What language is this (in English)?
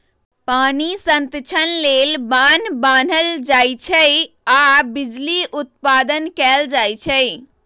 Magahi